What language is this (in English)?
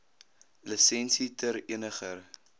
Afrikaans